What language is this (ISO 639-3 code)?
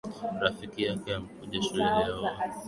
swa